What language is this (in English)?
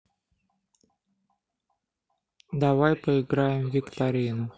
Russian